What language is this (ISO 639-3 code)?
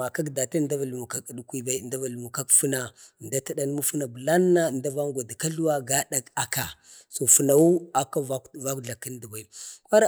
bde